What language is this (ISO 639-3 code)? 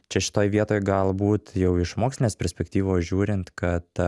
lit